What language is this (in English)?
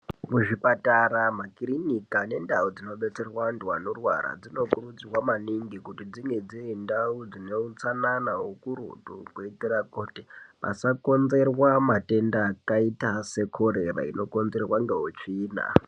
Ndau